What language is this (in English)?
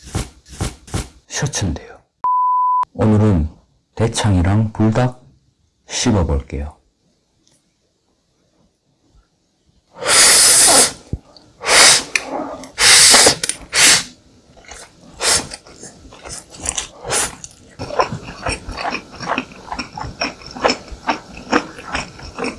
Korean